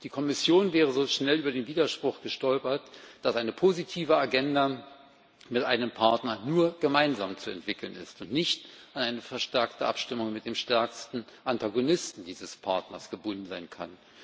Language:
German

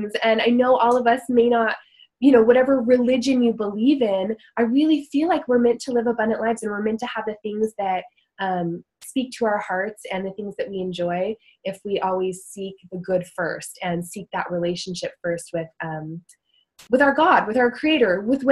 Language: English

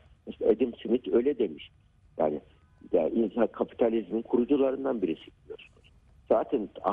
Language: Turkish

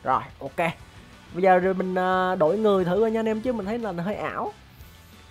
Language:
Vietnamese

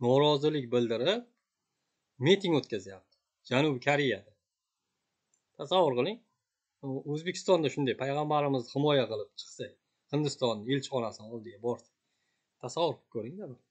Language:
Turkish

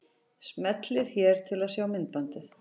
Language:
Icelandic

